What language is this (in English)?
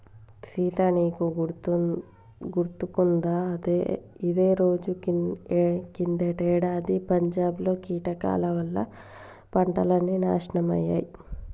Telugu